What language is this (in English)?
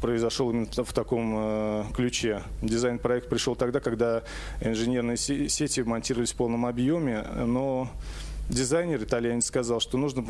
Russian